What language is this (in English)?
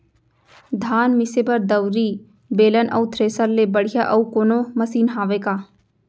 Chhattisgarhi